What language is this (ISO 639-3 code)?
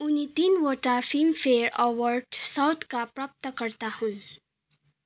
nep